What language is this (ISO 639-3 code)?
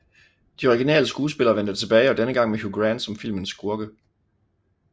dan